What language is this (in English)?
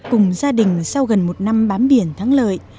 Vietnamese